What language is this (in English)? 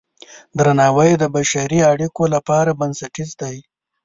Pashto